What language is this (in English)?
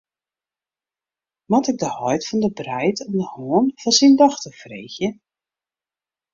Western Frisian